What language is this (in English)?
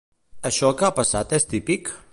Catalan